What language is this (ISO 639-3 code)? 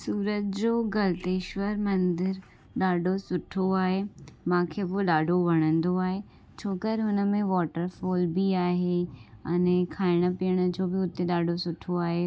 snd